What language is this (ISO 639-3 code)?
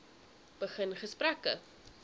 afr